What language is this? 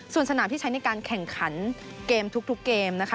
Thai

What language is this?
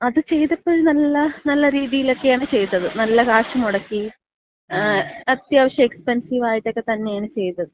Malayalam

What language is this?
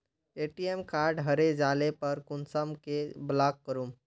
Magahi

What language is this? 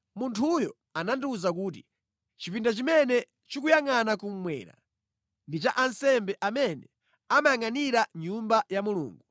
Nyanja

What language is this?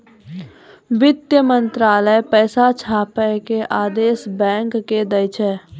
Maithili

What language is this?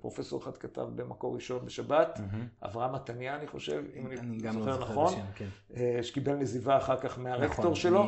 Hebrew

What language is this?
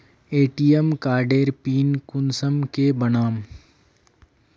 Magahi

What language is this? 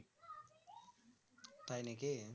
Bangla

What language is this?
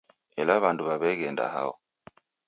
Taita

